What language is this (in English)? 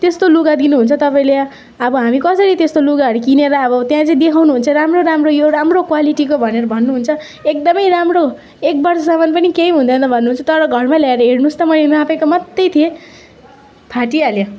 Nepali